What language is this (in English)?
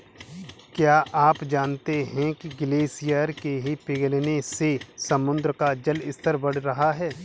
Hindi